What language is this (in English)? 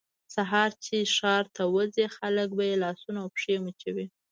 Pashto